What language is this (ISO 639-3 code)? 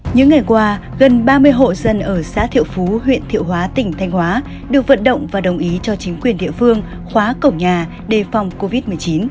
vie